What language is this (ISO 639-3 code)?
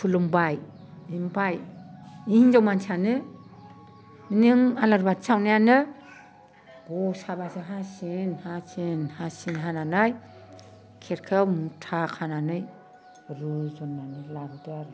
brx